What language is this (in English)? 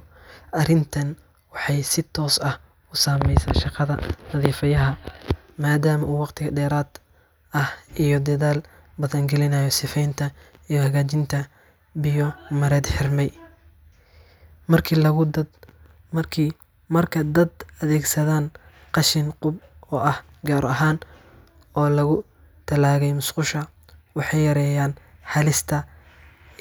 Somali